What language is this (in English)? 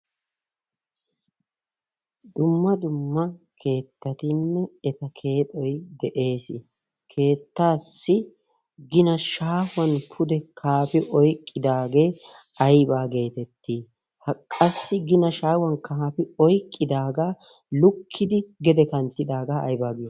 Wolaytta